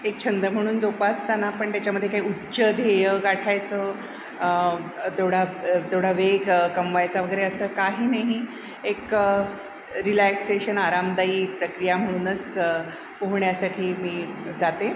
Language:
Marathi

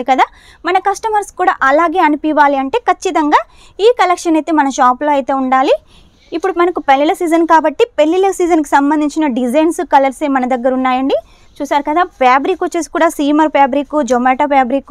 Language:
Telugu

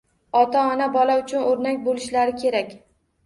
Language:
Uzbek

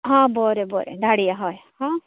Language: Konkani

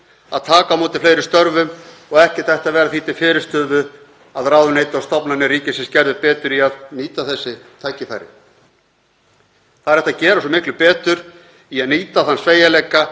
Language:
Icelandic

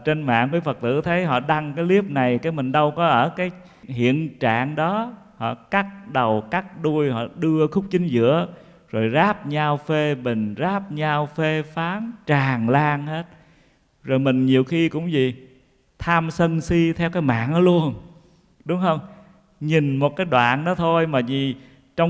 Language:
Vietnamese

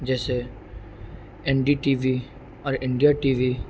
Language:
Urdu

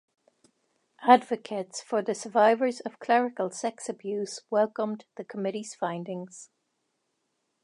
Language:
English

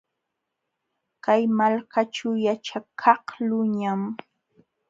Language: Jauja Wanca Quechua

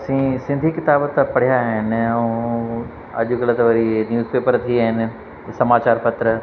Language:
Sindhi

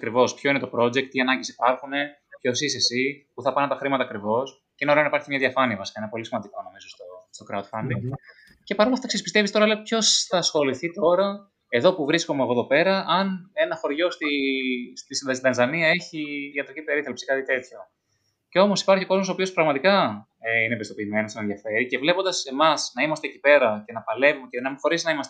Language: Greek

